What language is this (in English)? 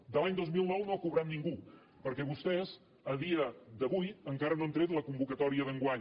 Catalan